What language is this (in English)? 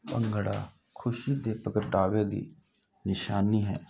Punjabi